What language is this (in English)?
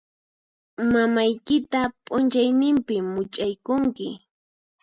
Puno Quechua